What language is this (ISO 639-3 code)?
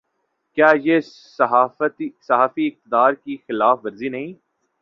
urd